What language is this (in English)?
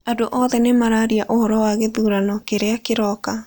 Kikuyu